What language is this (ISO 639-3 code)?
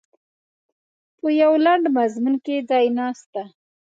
pus